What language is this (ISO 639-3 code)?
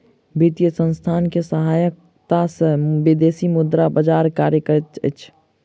mai